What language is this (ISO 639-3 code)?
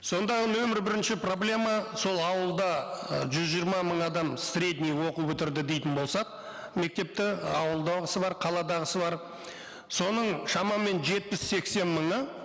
kaz